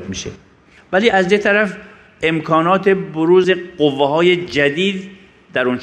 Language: Persian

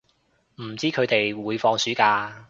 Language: Cantonese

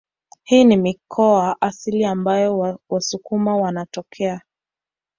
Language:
Swahili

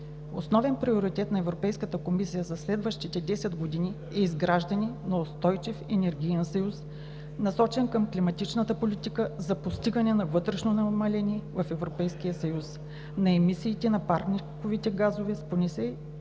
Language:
Bulgarian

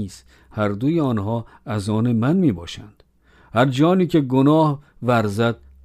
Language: Persian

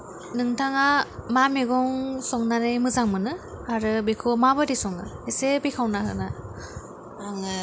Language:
Bodo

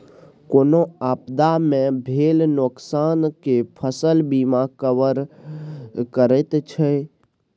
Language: Maithili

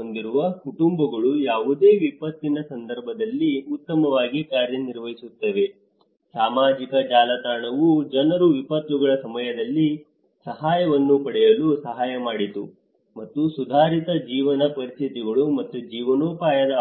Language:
Kannada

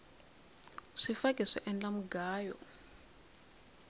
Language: Tsonga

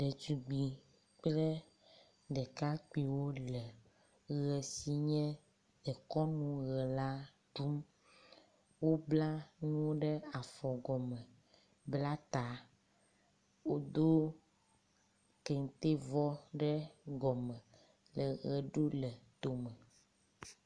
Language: Ewe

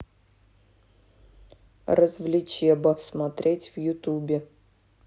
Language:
Russian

